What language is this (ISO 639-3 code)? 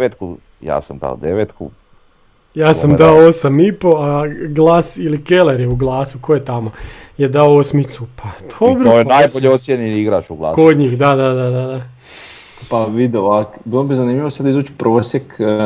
hrv